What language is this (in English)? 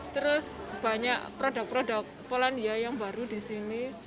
Indonesian